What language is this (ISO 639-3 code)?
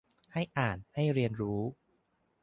tha